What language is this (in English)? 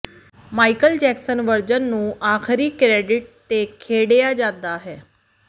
Punjabi